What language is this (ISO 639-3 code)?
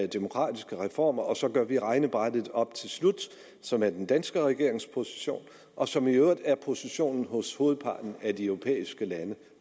dan